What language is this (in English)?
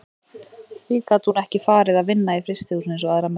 Icelandic